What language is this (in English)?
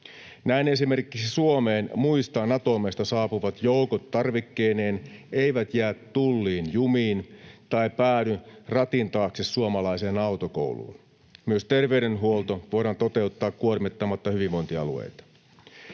Finnish